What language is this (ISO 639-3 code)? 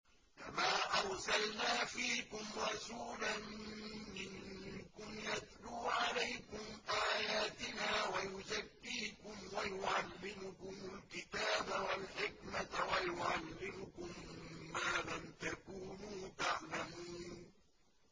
ara